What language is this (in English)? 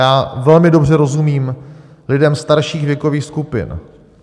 Czech